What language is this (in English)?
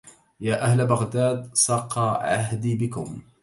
Arabic